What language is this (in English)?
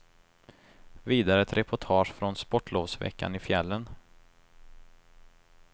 Swedish